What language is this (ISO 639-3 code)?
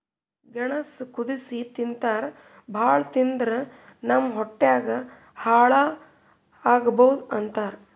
kan